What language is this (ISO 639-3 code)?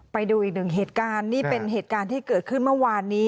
tha